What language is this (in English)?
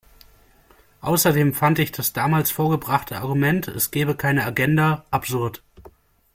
German